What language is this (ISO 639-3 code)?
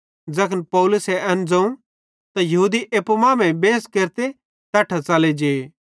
bhd